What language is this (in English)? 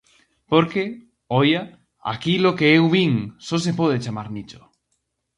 Galician